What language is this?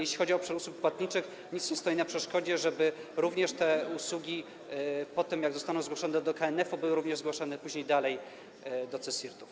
Polish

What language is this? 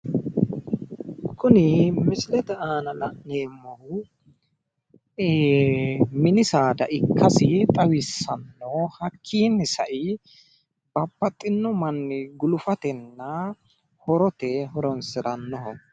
Sidamo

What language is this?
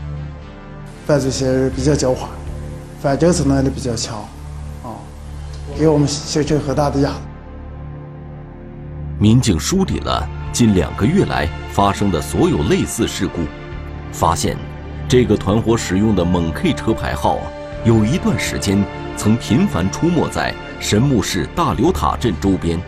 Chinese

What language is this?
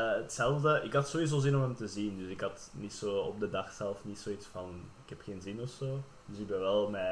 Dutch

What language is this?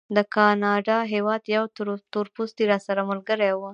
Pashto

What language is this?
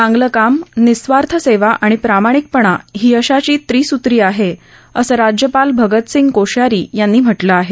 Marathi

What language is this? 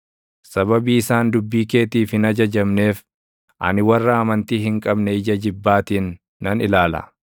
Oromo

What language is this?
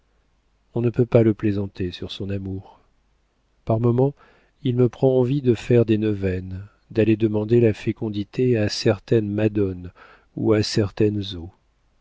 French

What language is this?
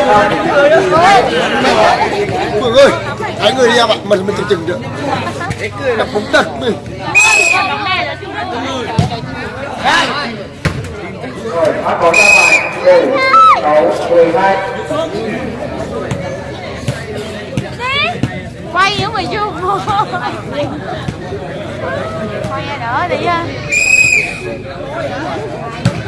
Vietnamese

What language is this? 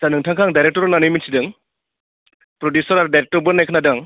Bodo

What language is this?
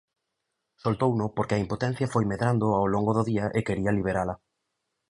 Galician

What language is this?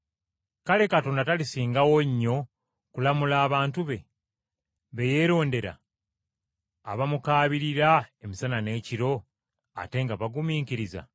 Ganda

